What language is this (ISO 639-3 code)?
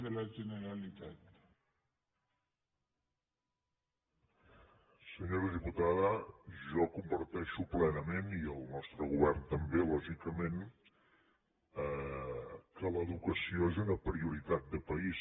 cat